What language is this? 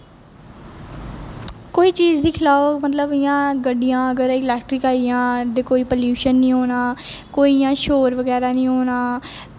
Dogri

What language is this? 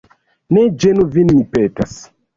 Esperanto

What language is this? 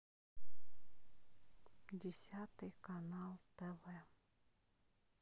Russian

